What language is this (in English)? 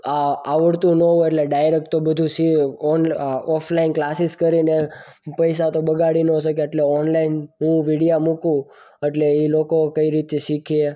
Gujarati